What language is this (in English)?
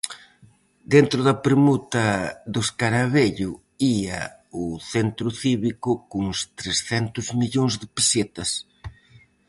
Galician